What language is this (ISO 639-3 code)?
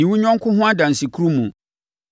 aka